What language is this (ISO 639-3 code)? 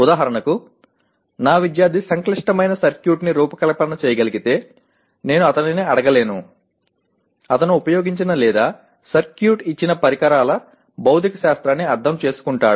tel